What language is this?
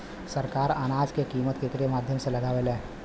Bhojpuri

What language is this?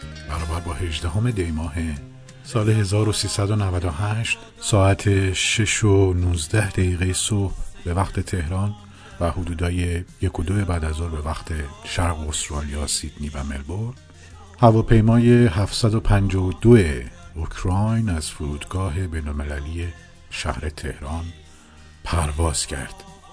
Persian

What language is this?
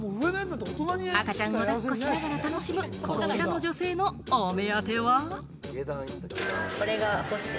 Japanese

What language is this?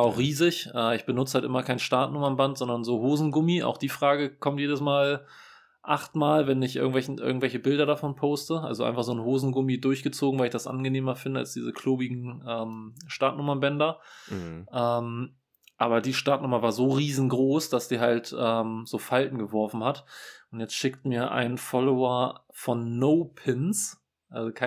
German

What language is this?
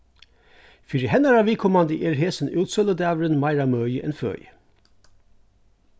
Faroese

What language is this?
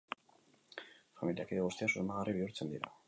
Basque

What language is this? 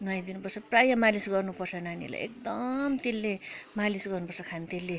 Nepali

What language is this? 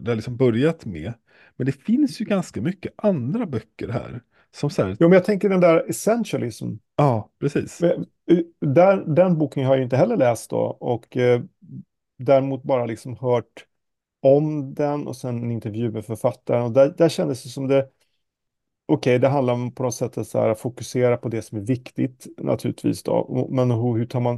Swedish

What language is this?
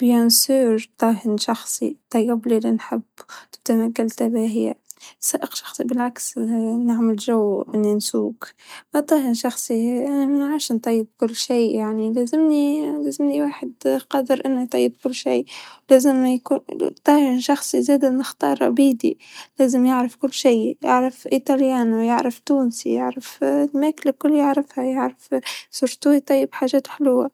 Tunisian Arabic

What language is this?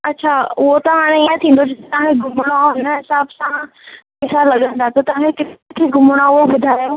Sindhi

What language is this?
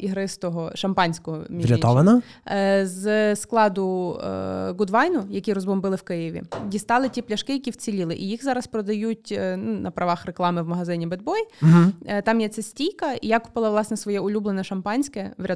Ukrainian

